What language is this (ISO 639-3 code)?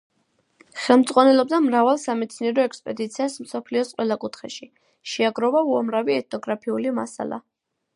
kat